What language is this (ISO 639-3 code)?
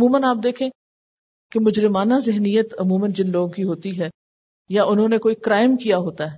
urd